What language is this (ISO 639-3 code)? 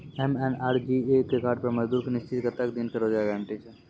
mai